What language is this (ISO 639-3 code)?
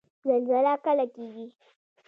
pus